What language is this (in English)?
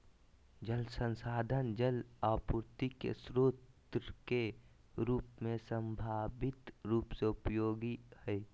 Magahi